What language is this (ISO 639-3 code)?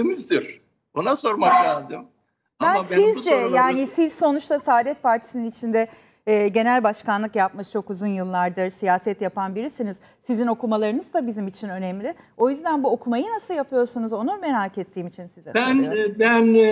tur